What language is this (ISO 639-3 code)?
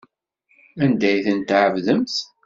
kab